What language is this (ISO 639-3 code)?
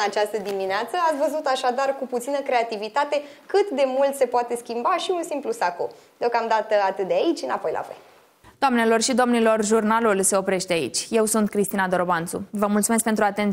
ron